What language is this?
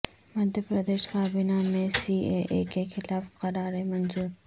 Urdu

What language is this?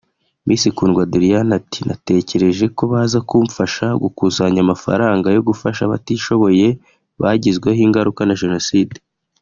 Kinyarwanda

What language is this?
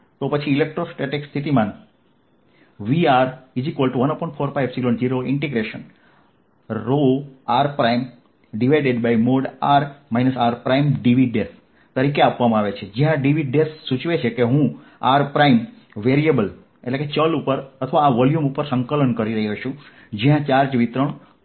Gujarati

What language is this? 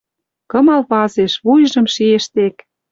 Western Mari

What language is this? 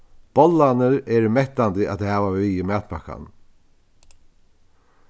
Faroese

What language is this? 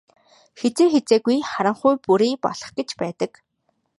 Mongolian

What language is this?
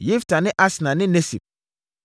Akan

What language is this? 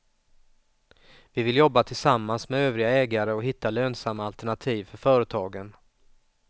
Swedish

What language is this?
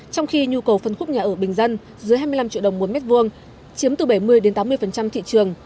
Vietnamese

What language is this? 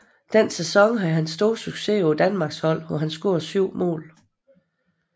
Danish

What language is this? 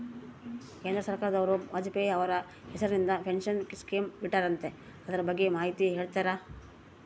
Kannada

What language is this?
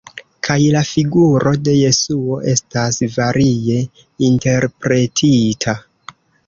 Esperanto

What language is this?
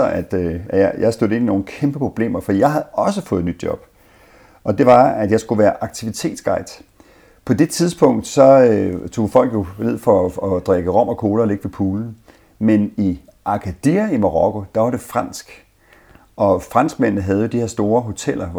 Danish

